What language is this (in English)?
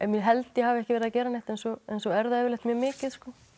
Icelandic